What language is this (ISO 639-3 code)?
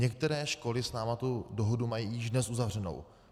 ces